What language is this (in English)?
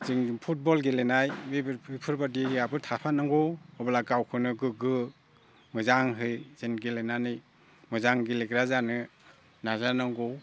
Bodo